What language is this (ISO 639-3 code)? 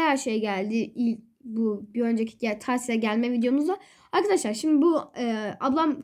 tur